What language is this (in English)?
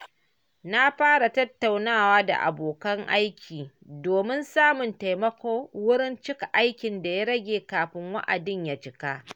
Hausa